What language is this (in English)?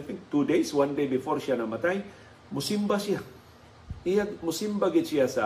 Filipino